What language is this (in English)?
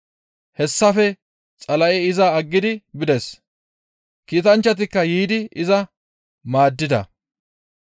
Gamo